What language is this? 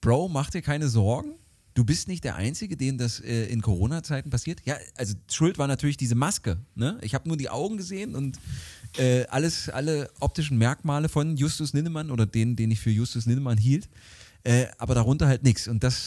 German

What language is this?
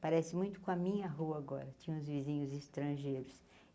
Portuguese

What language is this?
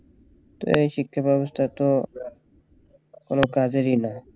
Bangla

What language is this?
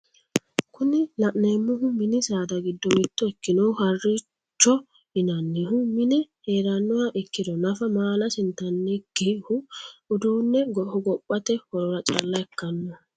Sidamo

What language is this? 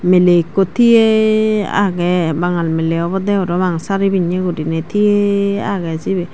Chakma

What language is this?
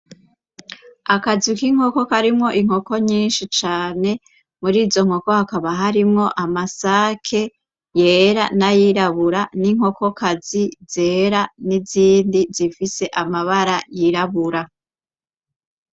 Rundi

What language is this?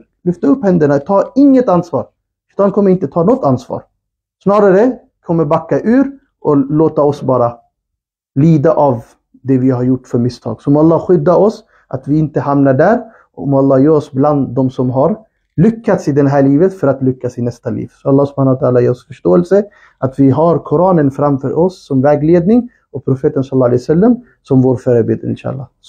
Swedish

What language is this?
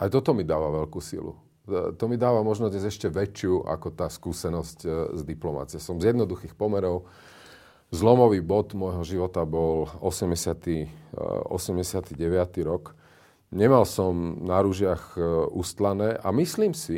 Slovak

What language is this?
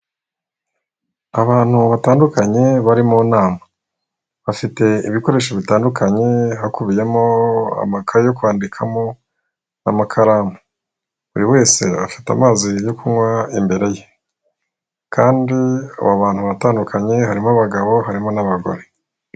Kinyarwanda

